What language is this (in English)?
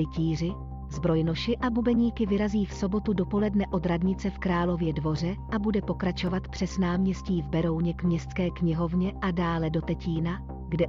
Czech